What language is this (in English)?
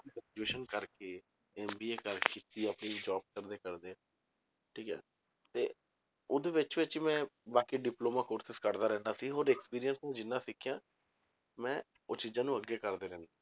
Punjabi